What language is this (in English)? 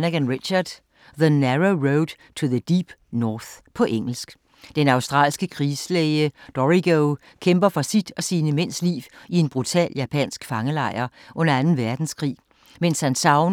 Danish